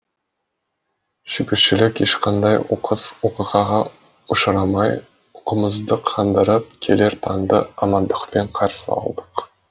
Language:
Kazakh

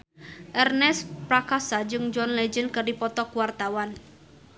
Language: Sundanese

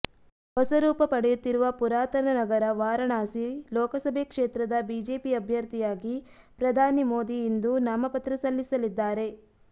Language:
Kannada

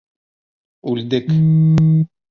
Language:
Bashkir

